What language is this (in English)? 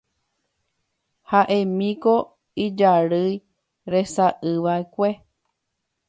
Guarani